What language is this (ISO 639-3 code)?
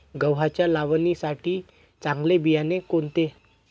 mar